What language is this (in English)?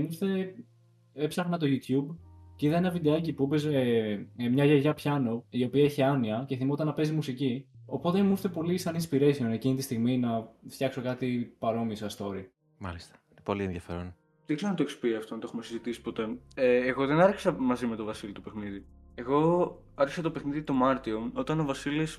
Greek